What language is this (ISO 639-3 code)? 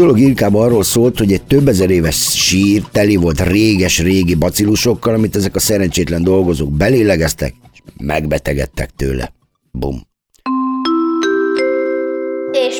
hun